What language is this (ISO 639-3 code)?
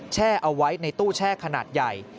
tha